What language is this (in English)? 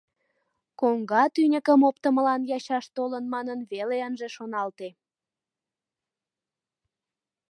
Mari